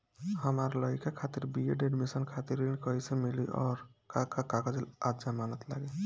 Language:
Bhojpuri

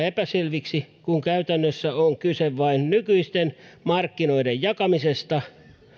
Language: Finnish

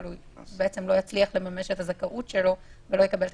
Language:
Hebrew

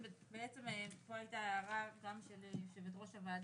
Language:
Hebrew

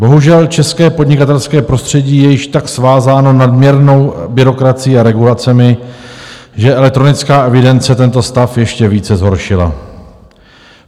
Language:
Czech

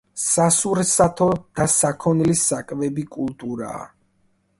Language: Georgian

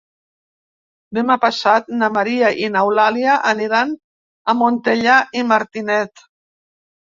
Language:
Catalan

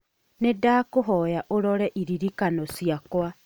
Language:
Kikuyu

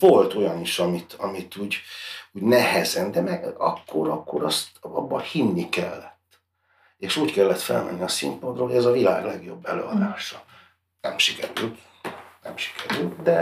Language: Hungarian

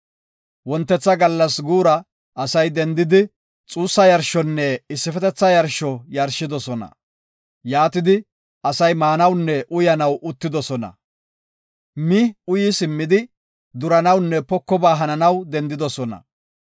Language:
Gofa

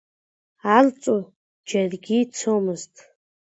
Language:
Abkhazian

